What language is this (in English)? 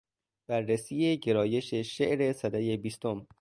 Persian